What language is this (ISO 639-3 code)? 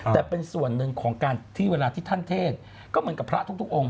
tha